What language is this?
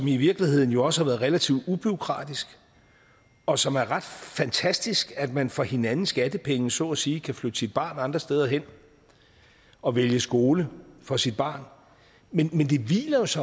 Danish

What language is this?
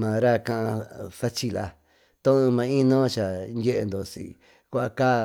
Tututepec Mixtec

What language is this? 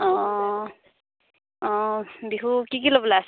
Assamese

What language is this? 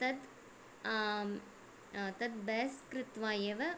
Sanskrit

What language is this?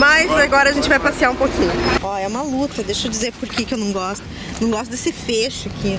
Portuguese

